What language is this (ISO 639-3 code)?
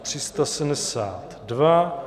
ces